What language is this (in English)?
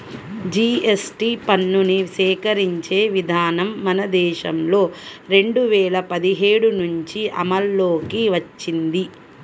Telugu